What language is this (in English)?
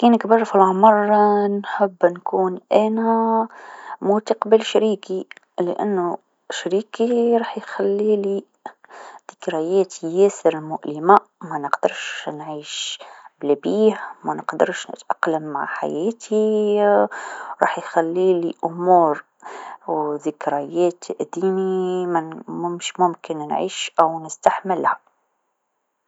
Tunisian Arabic